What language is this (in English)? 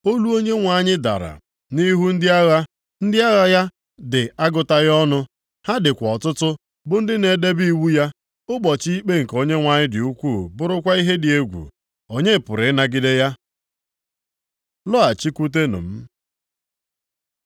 Igbo